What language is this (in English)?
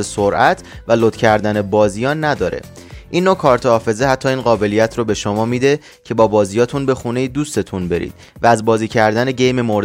Persian